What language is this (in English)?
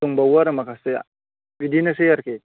Bodo